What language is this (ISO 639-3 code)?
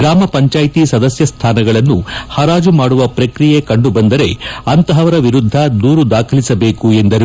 kan